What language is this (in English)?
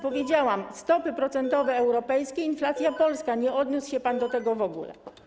Polish